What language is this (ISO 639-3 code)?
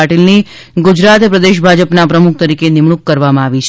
guj